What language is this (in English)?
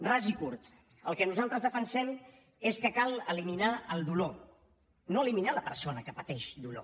Catalan